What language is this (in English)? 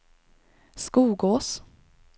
Swedish